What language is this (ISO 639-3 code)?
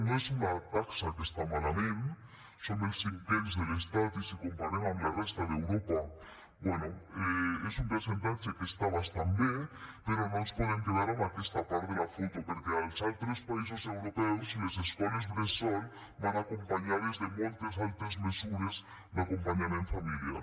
cat